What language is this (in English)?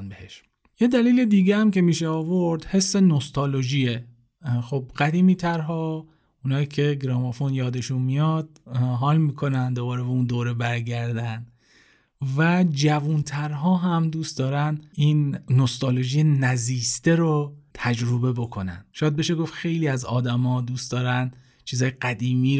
Persian